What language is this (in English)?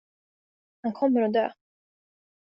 Swedish